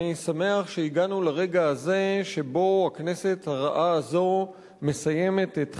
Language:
Hebrew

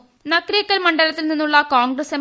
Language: Malayalam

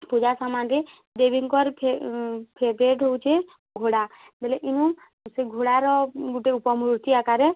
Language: Odia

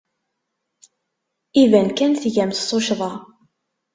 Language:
Kabyle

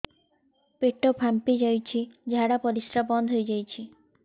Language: Odia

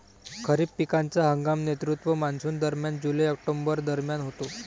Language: Marathi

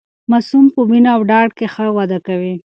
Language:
Pashto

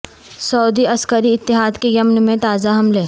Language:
Urdu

